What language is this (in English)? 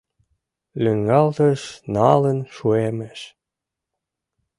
Mari